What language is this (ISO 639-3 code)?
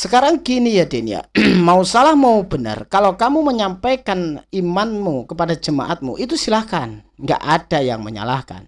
ind